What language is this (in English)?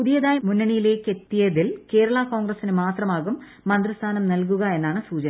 Malayalam